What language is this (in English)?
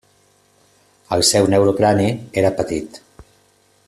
Catalan